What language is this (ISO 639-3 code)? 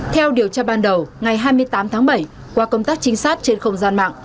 vie